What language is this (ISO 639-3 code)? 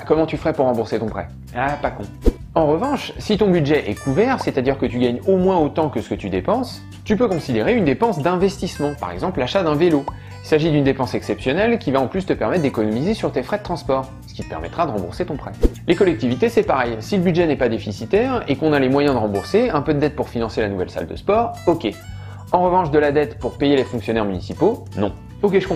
fra